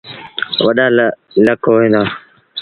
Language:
Sindhi Bhil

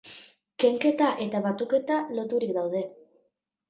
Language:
Basque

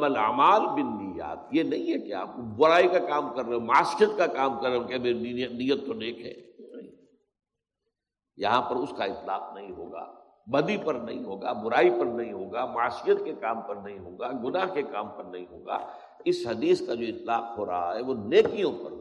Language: Urdu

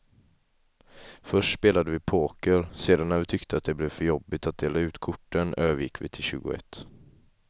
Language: Swedish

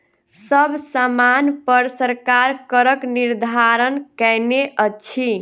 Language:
Maithili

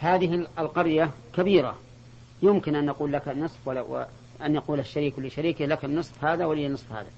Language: Arabic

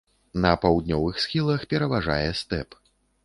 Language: Belarusian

